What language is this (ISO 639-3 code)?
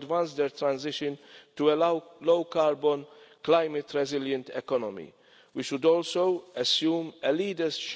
eng